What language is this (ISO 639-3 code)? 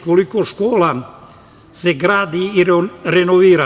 srp